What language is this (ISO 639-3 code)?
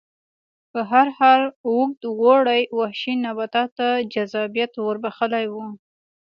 pus